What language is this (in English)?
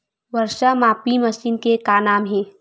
Chhattisgarhi